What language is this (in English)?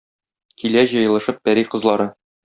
Tatar